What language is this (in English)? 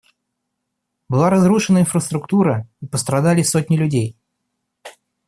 Russian